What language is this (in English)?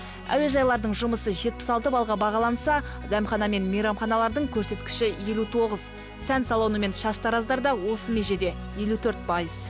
Kazakh